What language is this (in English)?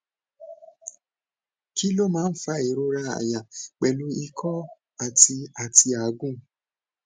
Yoruba